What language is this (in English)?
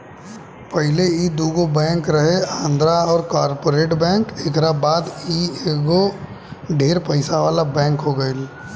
Bhojpuri